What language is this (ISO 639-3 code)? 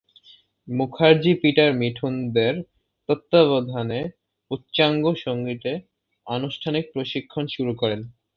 ben